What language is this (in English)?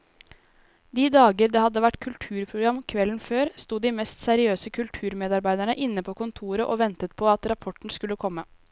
Norwegian